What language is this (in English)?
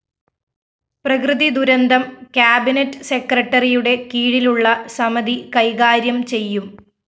Malayalam